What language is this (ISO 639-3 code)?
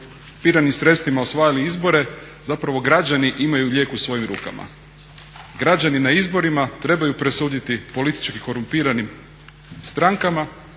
hrv